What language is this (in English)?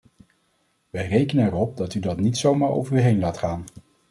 Dutch